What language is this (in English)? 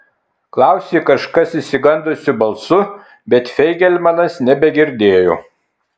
Lithuanian